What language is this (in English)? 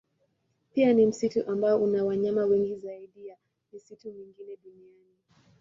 Swahili